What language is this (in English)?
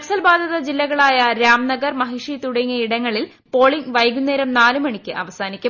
Malayalam